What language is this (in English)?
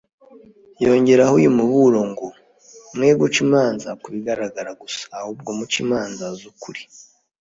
Kinyarwanda